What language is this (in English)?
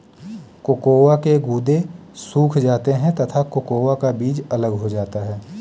Hindi